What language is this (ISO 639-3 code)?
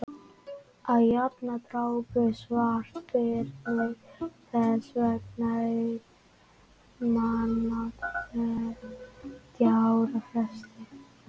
isl